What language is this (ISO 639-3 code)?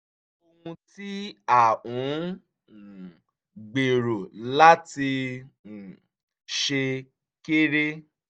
yor